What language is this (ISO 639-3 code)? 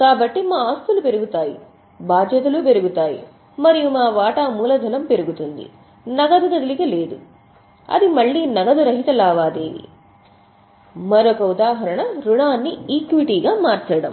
tel